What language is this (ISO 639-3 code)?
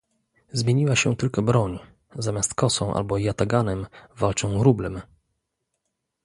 pol